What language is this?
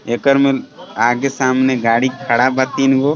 Bhojpuri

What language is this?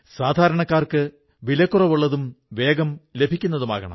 Malayalam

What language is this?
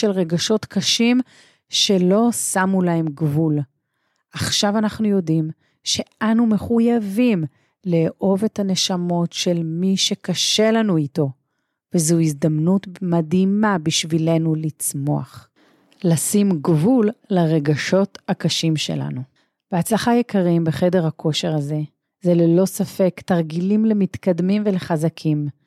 Hebrew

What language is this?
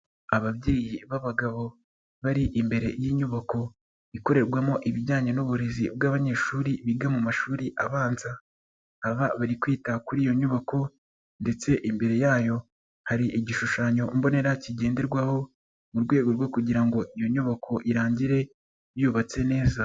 Kinyarwanda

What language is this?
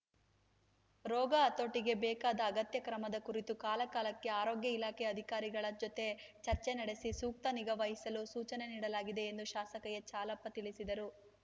Kannada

